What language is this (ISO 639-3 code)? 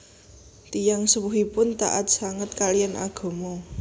jav